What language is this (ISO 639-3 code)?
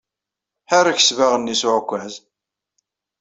kab